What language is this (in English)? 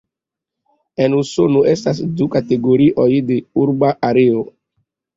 Esperanto